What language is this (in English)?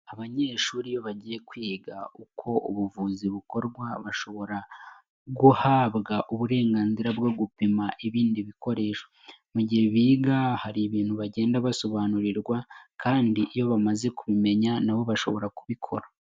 Kinyarwanda